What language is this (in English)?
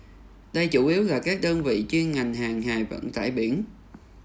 Vietnamese